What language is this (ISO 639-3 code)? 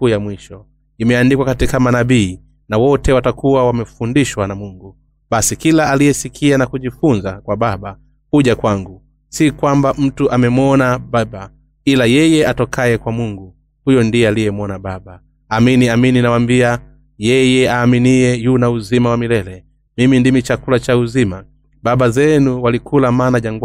swa